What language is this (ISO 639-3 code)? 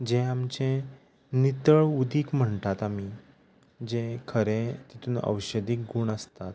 kok